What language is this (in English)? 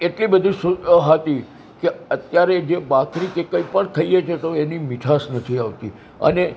Gujarati